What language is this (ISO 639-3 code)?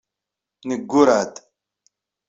kab